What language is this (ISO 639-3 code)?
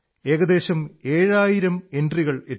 mal